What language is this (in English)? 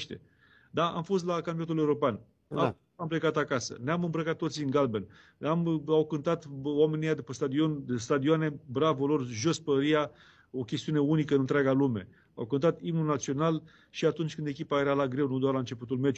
Romanian